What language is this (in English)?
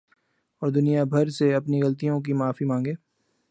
Urdu